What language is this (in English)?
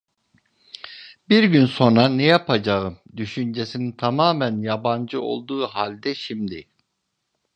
Turkish